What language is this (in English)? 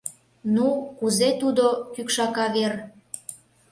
Mari